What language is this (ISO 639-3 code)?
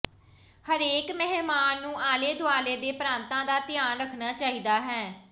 pan